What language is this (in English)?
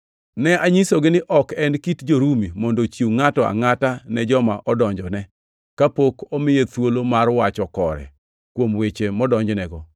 Luo (Kenya and Tanzania)